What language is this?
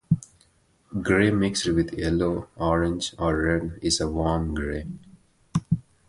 English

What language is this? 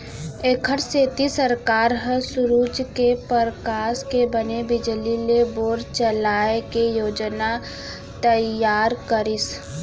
Chhattisgarhi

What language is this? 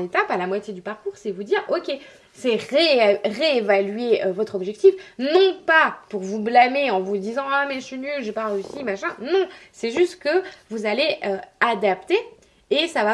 French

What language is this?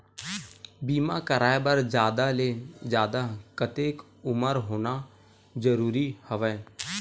Chhattisgarhi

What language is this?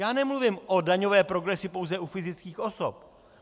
Czech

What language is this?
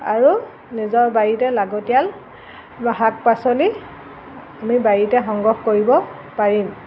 Assamese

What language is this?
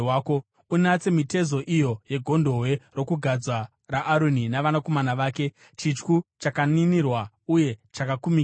Shona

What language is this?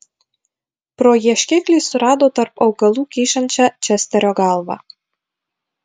Lithuanian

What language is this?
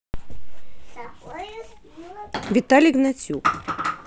Russian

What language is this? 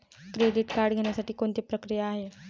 Marathi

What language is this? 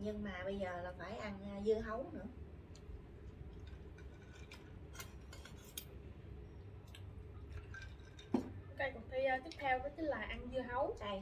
Vietnamese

